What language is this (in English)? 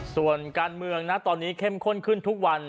Thai